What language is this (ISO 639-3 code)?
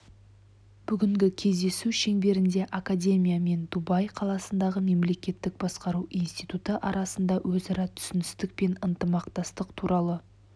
kaz